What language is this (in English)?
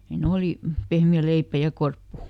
Finnish